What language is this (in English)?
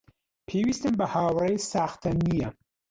Central Kurdish